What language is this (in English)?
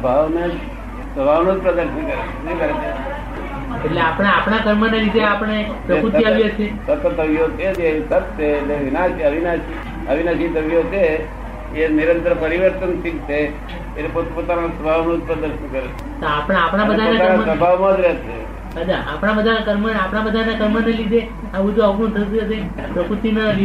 Gujarati